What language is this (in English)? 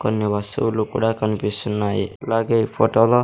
Telugu